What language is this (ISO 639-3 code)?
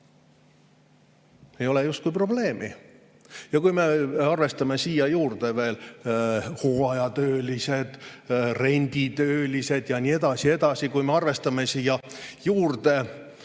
est